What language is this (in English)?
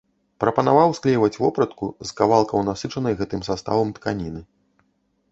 Belarusian